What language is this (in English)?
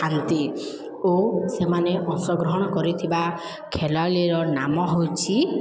Odia